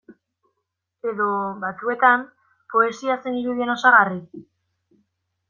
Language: Basque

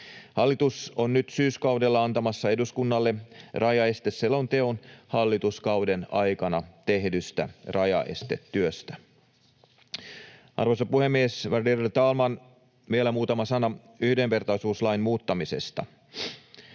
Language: Finnish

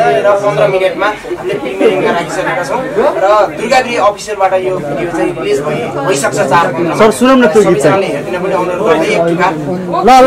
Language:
Arabic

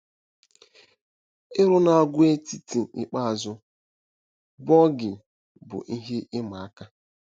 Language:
Igbo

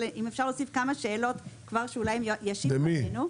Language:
Hebrew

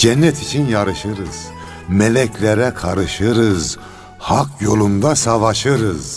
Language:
Turkish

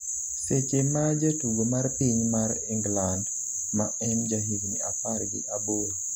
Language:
Luo (Kenya and Tanzania)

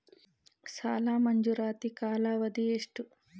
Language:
Kannada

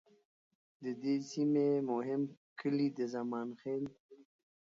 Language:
Pashto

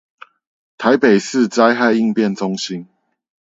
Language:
Chinese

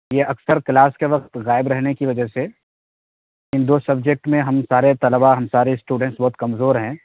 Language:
Urdu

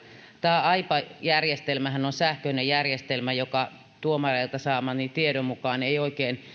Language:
Finnish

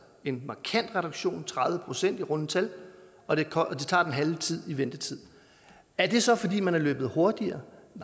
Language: Danish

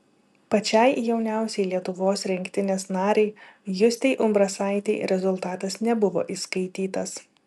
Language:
Lithuanian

